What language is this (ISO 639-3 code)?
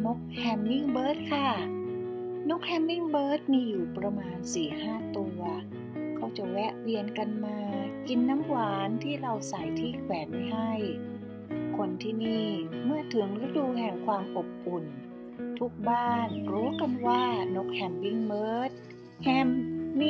tha